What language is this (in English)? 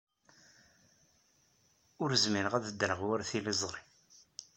Kabyle